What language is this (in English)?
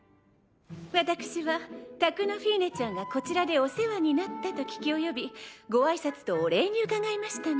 Japanese